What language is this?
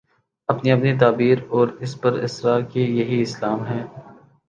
Urdu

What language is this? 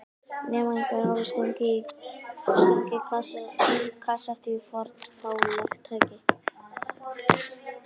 Icelandic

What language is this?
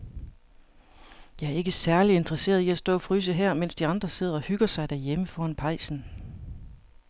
Danish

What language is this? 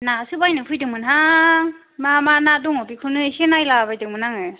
Bodo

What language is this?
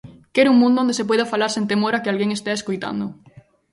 Galician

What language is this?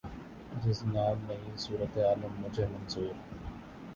Urdu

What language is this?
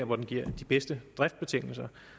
Danish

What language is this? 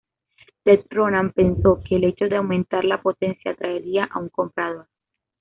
Spanish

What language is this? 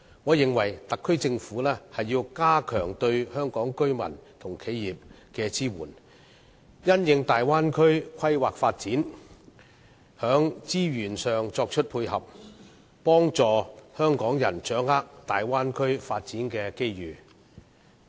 Cantonese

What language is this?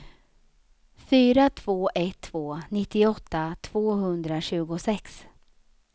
Swedish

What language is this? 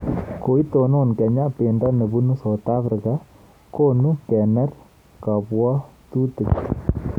Kalenjin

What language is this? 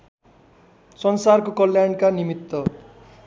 Nepali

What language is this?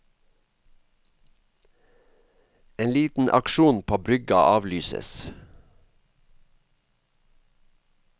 Norwegian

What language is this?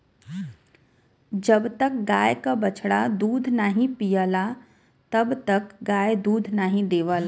Bhojpuri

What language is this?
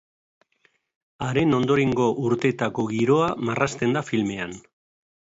Basque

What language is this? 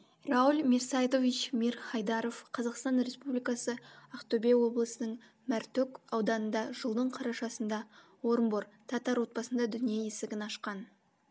Kazakh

